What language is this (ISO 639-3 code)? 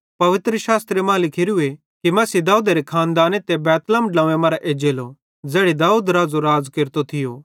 bhd